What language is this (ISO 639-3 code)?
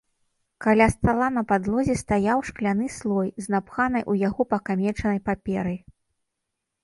bel